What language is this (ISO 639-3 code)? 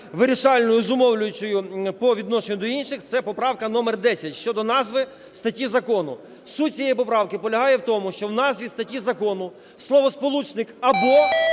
ukr